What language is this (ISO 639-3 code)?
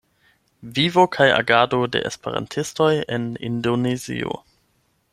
epo